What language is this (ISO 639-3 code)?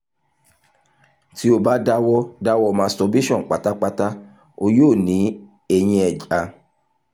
yor